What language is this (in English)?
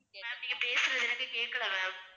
Tamil